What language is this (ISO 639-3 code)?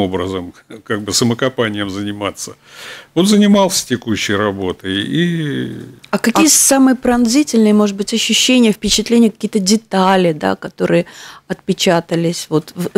rus